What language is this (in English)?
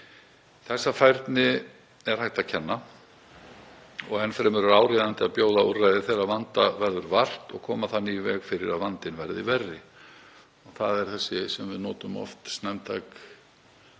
Icelandic